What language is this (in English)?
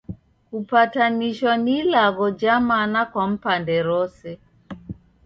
Taita